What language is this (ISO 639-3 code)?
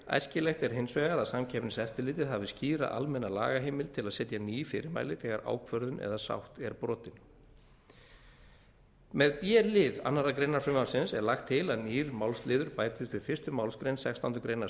isl